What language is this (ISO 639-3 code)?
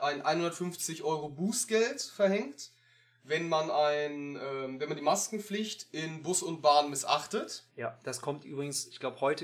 deu